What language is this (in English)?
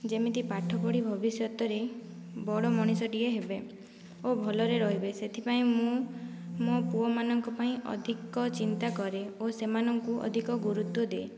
Odia